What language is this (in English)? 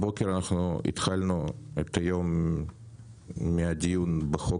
Hebrew